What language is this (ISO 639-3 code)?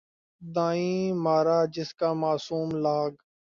urd